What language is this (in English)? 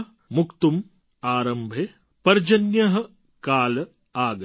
Gujarati